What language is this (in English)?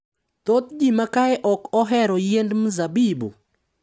Luo (Kenya and Tanzania)